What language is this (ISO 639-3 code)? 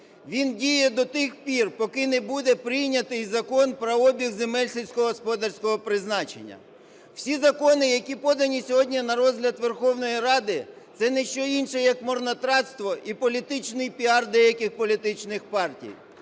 ukr